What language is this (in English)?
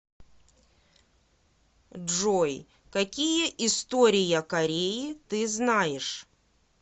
Russian